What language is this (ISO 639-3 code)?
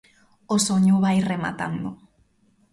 glg